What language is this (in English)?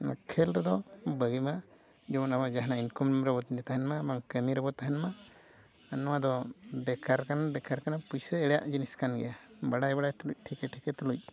Santali